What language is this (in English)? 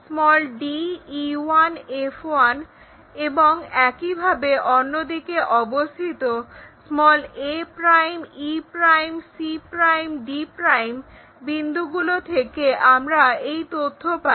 Bangla